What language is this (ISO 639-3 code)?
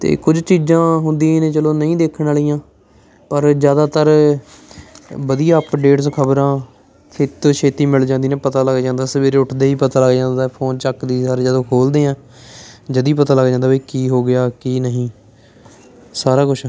pan